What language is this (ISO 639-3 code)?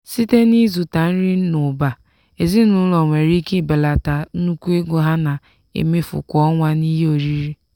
ibo